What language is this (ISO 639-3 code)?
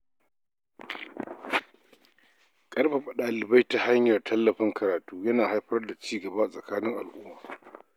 hau